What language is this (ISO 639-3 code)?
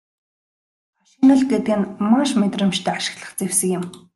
mon